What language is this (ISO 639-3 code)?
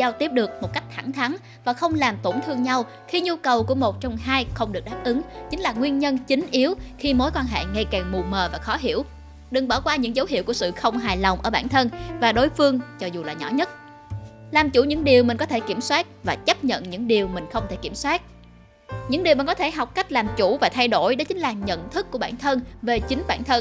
vie